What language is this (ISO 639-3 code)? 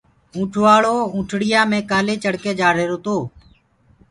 ggg